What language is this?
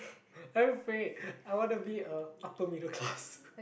English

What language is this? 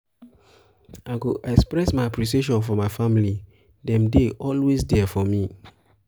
Nigerian Pidgin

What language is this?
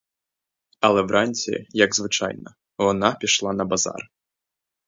Ukrainian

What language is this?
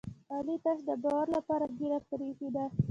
Pashto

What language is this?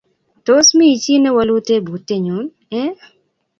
Kalenjin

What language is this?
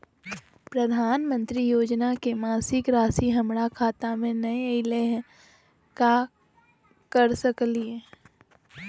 Magahi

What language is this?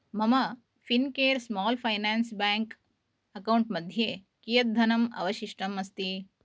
Sanskrit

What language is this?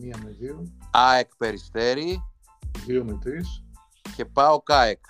Greek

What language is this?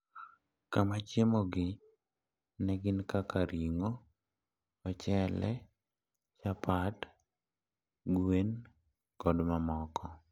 Luo (Kenya and Tanzania)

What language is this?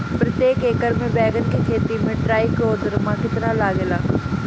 Bhojpuri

